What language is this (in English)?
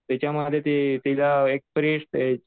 Marathi